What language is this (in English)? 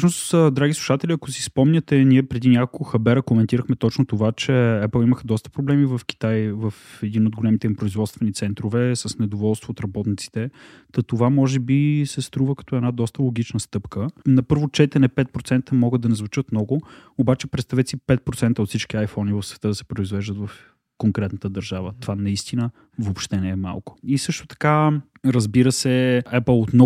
Bulgarian